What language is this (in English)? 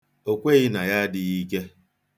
Igbo